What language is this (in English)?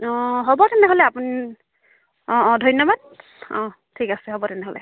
Assamese